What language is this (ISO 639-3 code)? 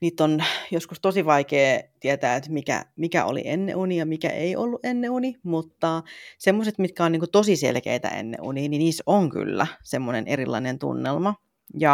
fin